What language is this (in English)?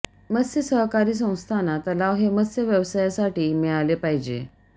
Marathi